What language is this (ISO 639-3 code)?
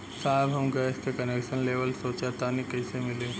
bho